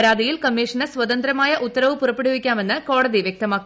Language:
Malayalam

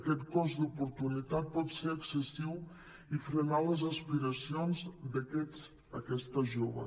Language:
Catalan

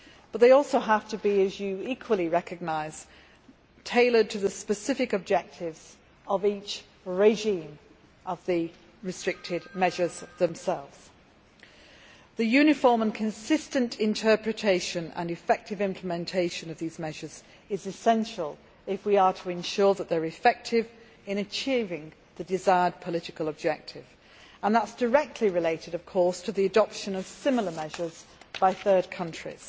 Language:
English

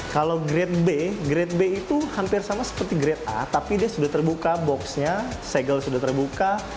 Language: Indonesian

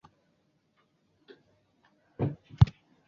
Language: Chinese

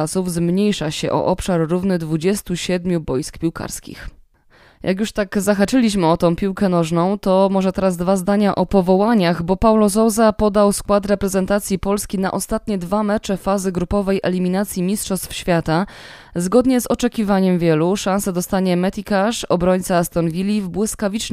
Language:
Polish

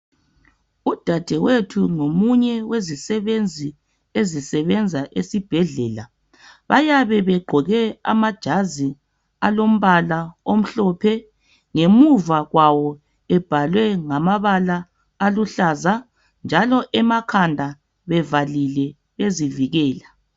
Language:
North Ndebele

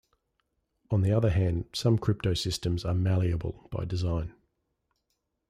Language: English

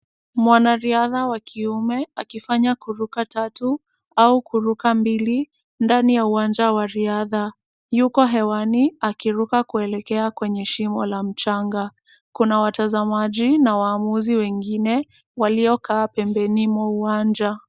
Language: Swahili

